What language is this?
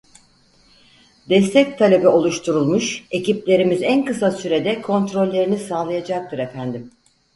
Turkish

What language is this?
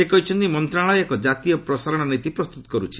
Odia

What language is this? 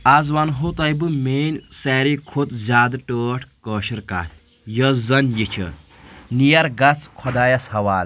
Kashmiri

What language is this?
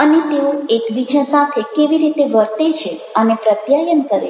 Gujarati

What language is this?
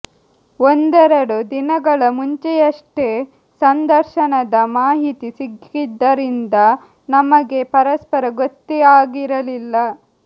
Kannada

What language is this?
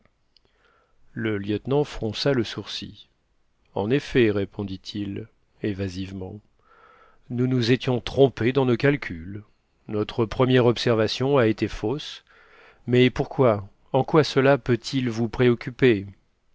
French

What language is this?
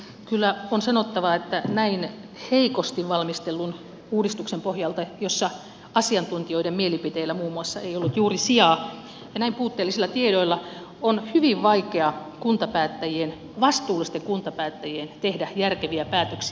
Finnish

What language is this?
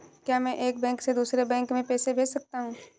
Hindi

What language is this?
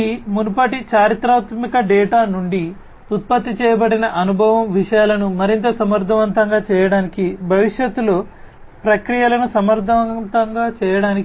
Telugu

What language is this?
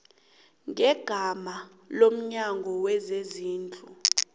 South Ndebele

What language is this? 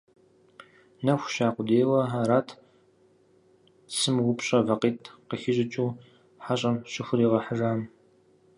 Kabardian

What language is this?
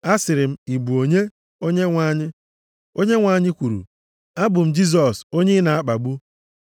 Igbo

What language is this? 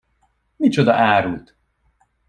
Hungarian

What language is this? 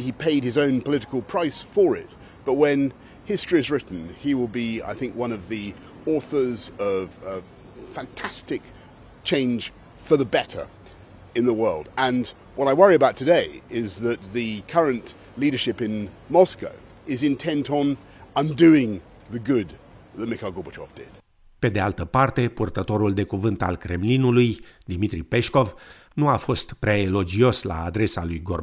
Romanian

